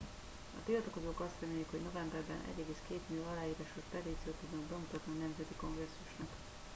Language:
Hungarian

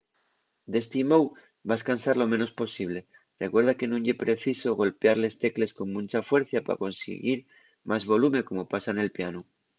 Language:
Asturian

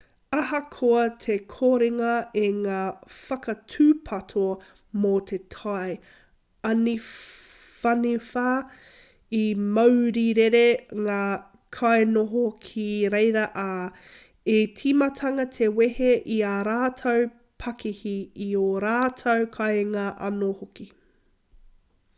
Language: Māori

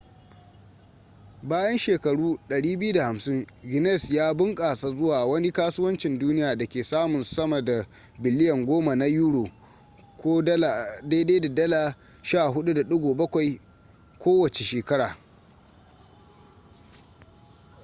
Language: Hausa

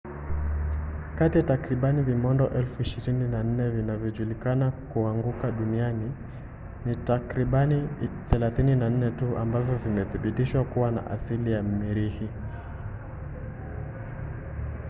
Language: Swahili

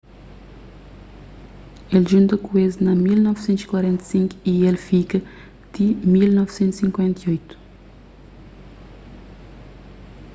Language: Kabuverdianu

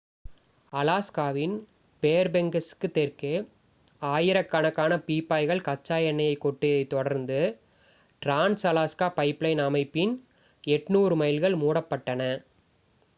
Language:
Tamil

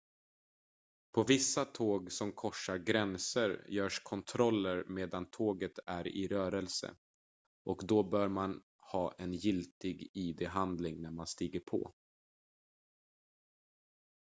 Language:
Swedish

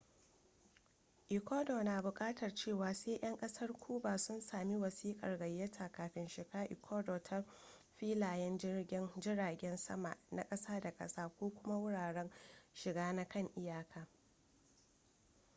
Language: Hausa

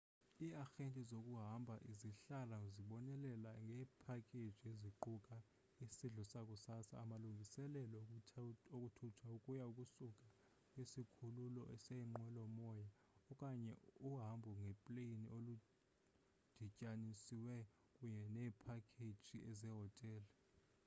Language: Xhosa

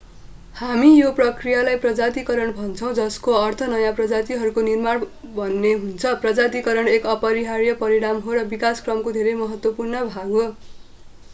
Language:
Nepali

